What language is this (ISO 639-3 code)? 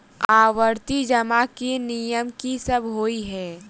mai